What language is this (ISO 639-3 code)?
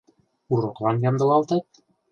chm